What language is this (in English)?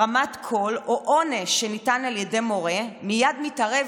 Hebrew